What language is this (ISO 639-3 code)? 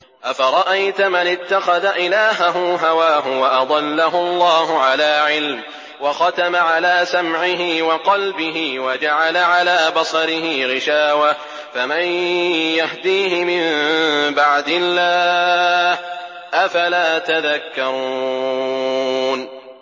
ara